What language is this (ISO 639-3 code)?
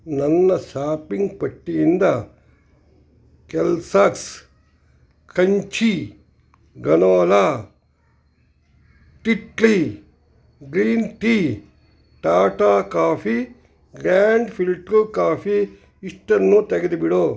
kan